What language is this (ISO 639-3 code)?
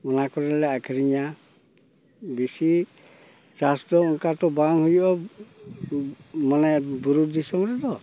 sat